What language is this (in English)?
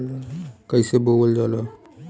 Bhojpuri